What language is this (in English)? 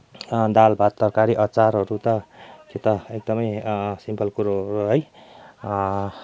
Nepali